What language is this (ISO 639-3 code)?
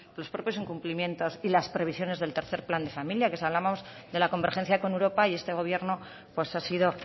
spa